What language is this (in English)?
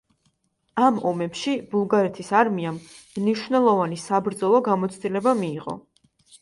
Georgian